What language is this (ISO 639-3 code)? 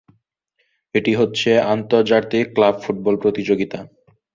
ben